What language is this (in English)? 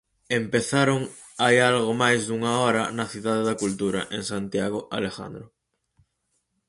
Galician